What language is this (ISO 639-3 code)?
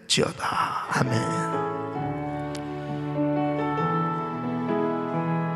kor